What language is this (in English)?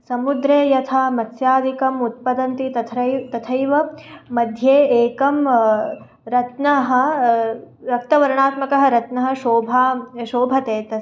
Sanskrit